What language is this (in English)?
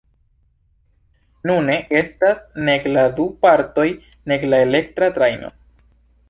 Esperanto